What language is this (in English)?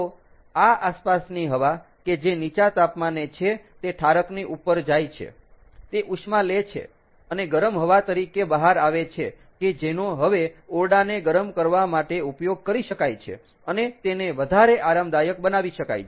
Gujarati